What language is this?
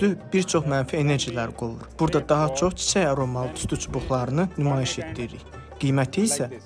Turkish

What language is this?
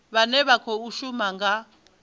Venda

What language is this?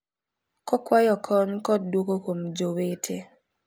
Luo (Kenya and Tanzania)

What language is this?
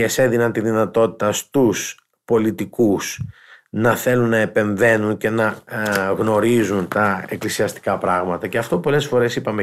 Greek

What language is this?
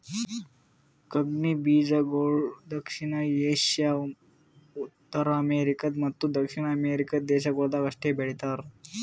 Kannada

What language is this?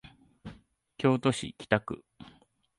Japanese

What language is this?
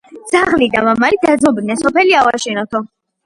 Georgian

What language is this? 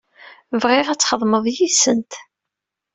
Kabyle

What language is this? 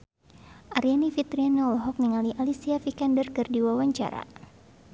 Sundanese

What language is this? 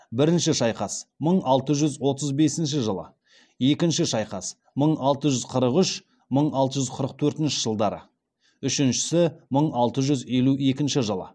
Kazakh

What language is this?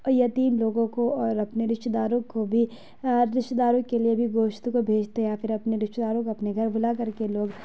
Urdu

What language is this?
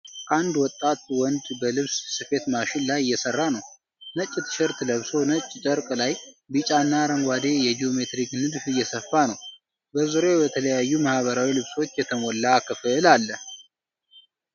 Amharic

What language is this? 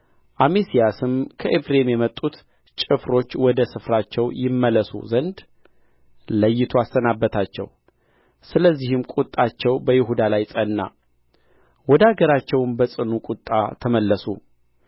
Amharic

